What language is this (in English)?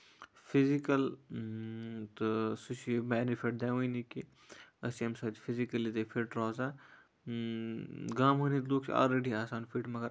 Kashmiri